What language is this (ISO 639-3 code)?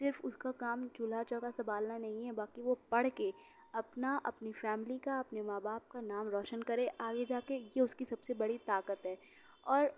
urd